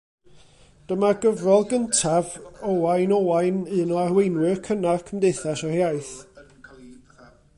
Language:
Welsh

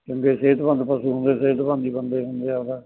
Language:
Punjabi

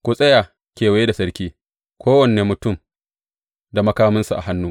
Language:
Hausa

